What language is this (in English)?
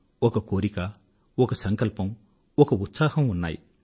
Telugu